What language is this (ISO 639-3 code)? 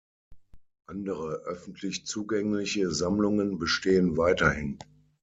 deu